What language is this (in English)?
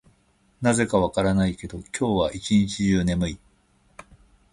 Japanese